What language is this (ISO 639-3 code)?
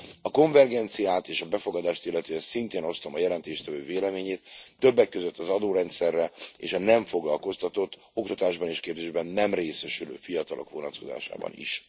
hun